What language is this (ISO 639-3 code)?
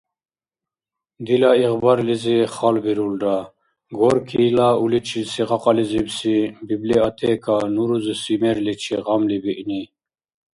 dar